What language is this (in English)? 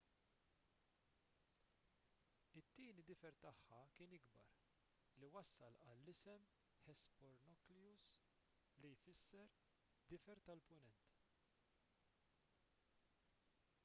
Maltese